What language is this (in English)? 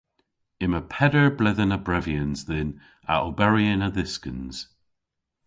Cornish